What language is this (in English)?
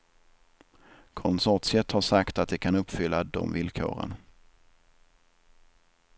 Swedish